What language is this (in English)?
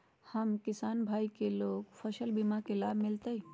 Magahi